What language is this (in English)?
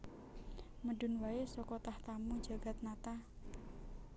Javanese